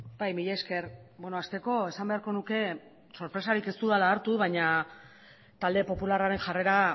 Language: Basque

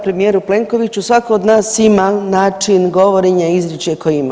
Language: Croatian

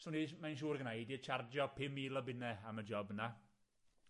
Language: Welsh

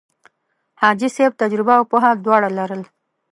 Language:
Pashto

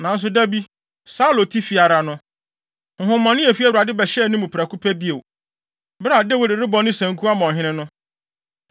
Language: Akan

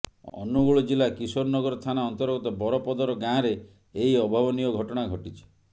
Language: Odia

